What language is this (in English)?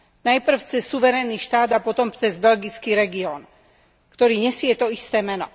Slovak